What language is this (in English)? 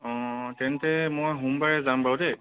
Assamese